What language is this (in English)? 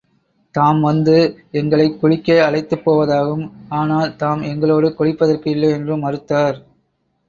Tamil